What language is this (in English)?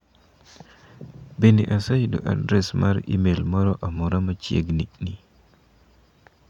Luo (Kenya and Tanzania)